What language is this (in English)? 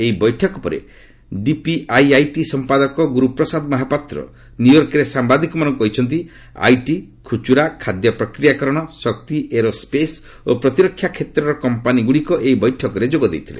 Odia